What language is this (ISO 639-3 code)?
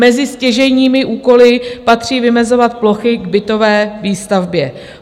ces